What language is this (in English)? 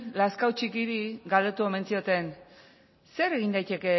Basque